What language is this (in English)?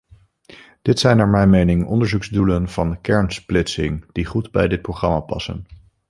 Dutch